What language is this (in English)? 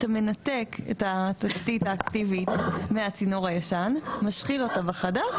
Hebrew